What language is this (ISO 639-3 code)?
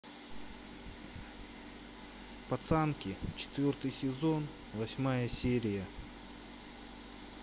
rus